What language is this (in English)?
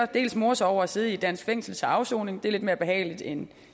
Danish